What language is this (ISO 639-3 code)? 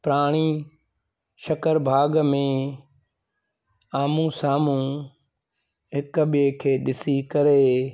snd